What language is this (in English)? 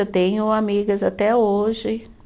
Portuguese